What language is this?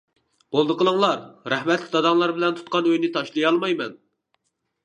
Uyghur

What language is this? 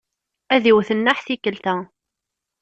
Kabyle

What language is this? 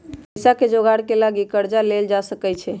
Magahi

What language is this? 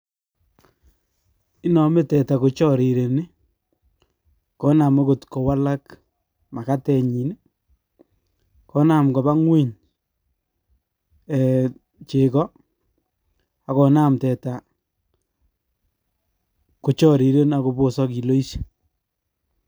Kalenjin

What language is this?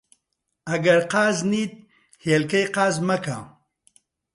Central Kurdish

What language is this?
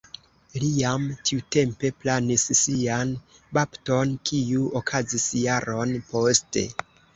Esperanto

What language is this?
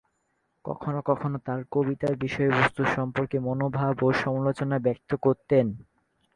Bangla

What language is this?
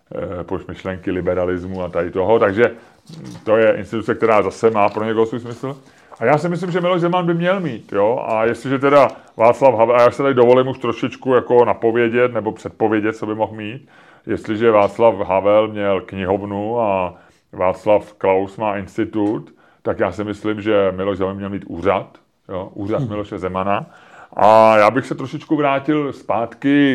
Czech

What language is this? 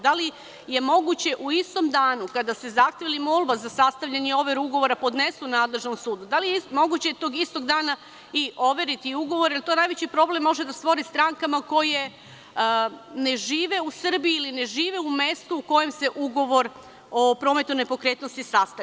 Serbian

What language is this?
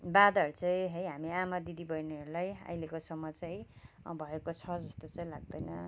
Nepali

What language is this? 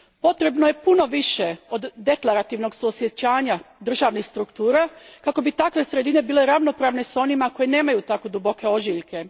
Croatian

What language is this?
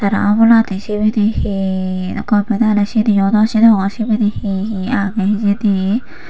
Chakma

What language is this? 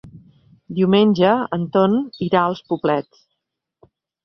Catalan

